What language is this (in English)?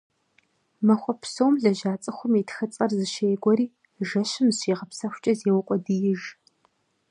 Kabardian